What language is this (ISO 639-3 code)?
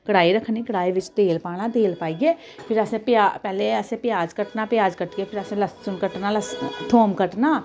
doi